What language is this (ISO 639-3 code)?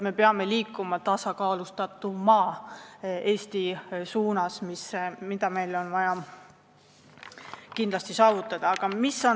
est